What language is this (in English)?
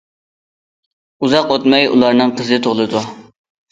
Uyghur